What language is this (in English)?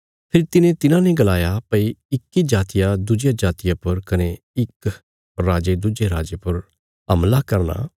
Bilaspuri